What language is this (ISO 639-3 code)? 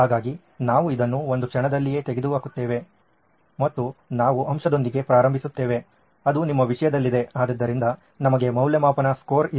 kan